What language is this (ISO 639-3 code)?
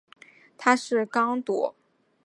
zho